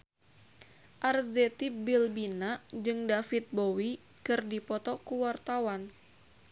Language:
Sundanese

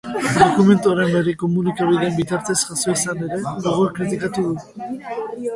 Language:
Basque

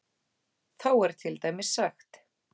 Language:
Icelandic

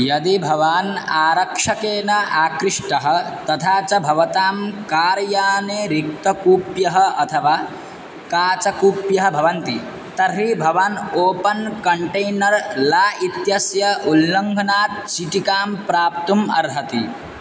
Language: Sanskrit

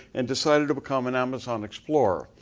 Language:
English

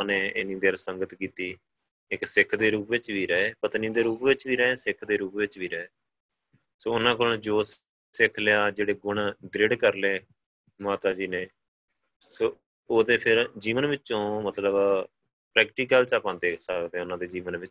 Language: Punjabi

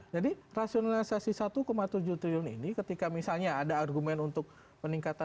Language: Indonesian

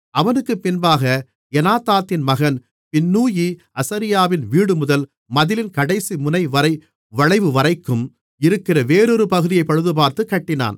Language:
Tamil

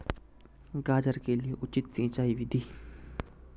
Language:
Hindi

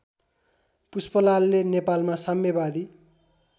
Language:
Nepali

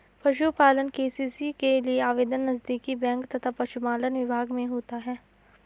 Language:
Hindi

